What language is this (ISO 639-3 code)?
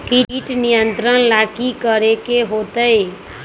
mag